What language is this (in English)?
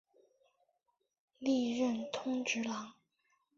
Chinese